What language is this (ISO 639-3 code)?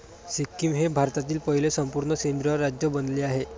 mar